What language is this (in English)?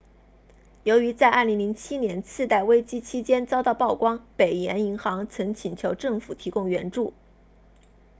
Chinese